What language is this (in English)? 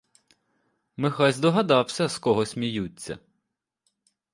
Ukrainian